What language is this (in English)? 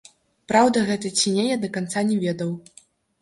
Belarusian